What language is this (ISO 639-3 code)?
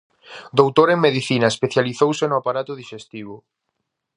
glg